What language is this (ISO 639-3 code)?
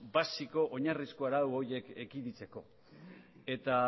eus